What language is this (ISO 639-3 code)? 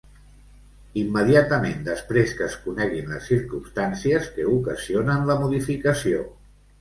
cat